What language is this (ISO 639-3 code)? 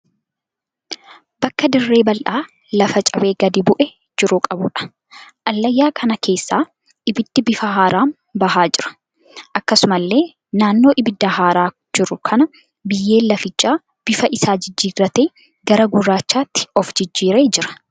orm